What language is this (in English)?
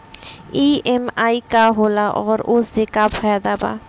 Bhojpuri